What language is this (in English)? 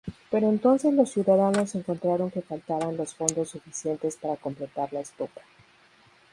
Spanish